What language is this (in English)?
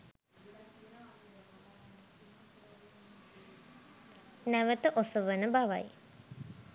Sinhala